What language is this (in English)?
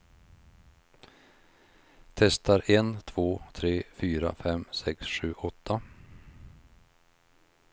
Swedish